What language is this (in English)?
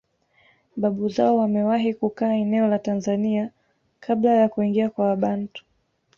Swahili